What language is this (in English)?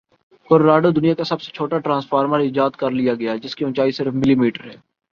Urdu